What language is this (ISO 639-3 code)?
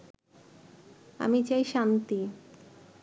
ben